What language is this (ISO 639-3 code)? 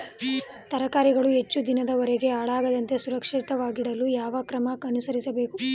kan